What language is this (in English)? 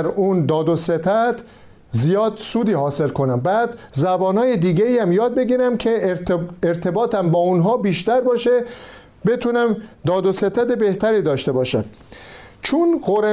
Persian